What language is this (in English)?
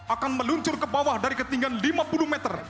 Indonesian